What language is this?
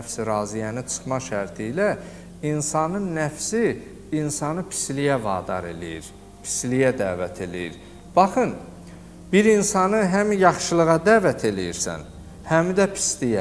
Turkish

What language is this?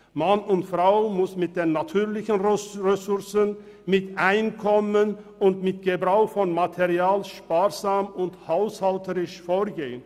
Swiss German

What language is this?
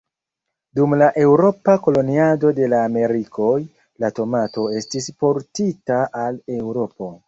Esperanto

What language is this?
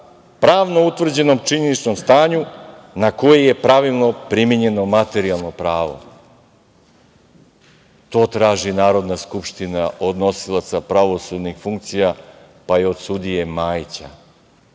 Serbian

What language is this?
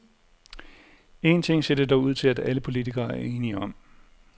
Danish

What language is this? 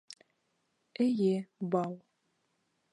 Bashkir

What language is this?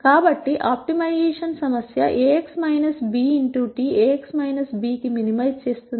Telugu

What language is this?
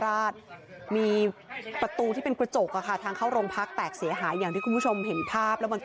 Thai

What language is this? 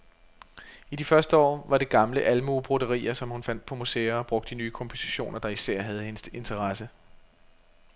Danish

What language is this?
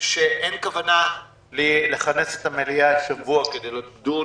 Hebrew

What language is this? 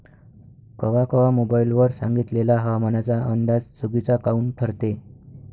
Marathi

